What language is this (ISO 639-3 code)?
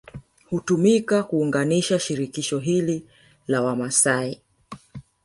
swa